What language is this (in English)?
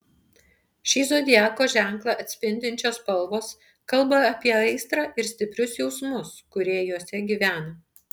Lithuanian